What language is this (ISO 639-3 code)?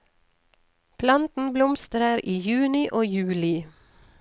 nor